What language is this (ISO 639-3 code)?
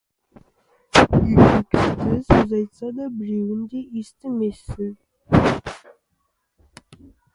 kaz